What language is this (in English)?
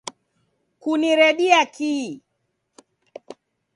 Taita